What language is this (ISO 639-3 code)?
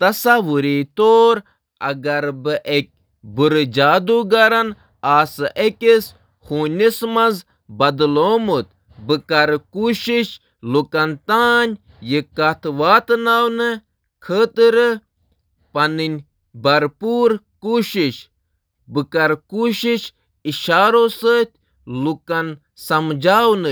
kas